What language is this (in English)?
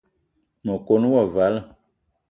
Eton (Cameroon)